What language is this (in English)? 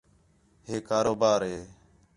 Khetrani